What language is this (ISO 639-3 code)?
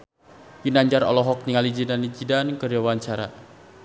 sun